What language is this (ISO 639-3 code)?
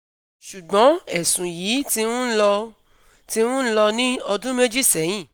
yor